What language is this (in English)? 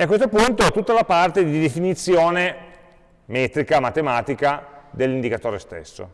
Italian